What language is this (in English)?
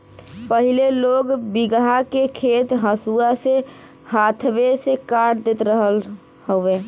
Bhojpuri